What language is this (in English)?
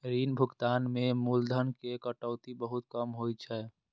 Maithili